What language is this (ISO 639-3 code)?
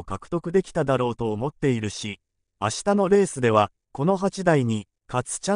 jpn